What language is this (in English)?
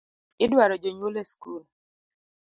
Luo (Kenya and Tanzania)